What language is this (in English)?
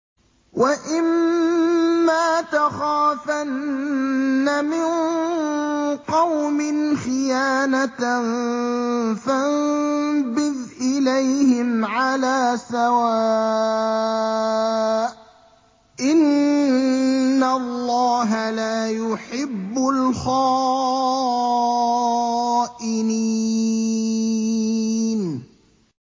Arabic